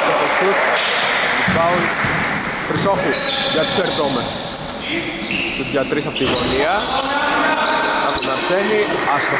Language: Greek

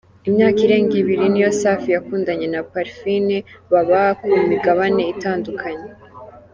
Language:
Kinyarwanda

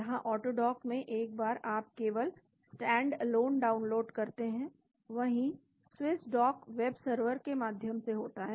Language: Hindi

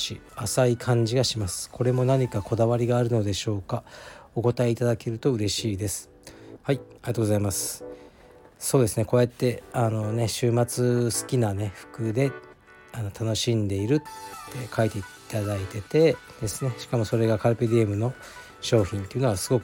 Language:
Japanese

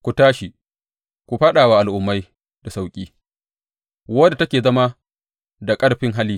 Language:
Hausa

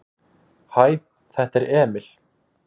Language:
Icelandic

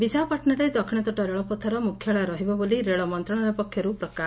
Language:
Odia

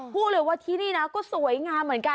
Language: Thai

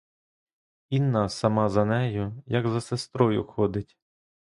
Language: Ukrainian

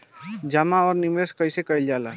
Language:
Bhojpuri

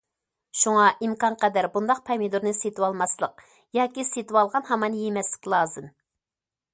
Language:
Uyghur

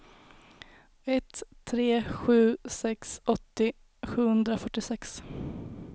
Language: Swedish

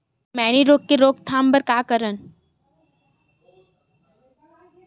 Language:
Chhattisgarhi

